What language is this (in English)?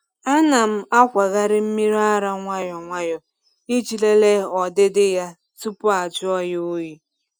Igbo